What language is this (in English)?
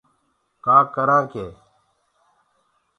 Gurgula